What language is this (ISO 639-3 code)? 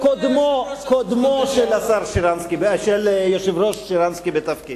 heb